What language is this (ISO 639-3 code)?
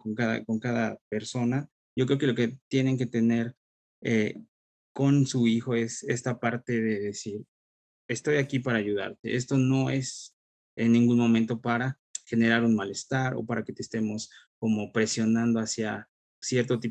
spa